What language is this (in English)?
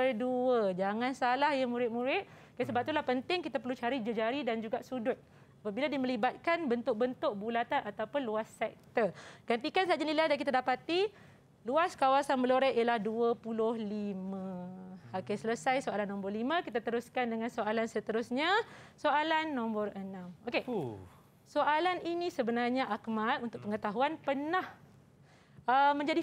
Malay